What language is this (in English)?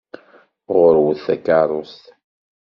Kabyle